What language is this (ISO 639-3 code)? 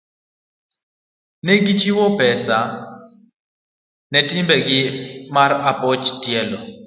luo